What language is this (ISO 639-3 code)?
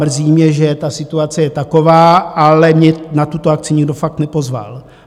ces